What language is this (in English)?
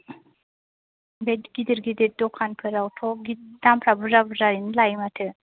Bodo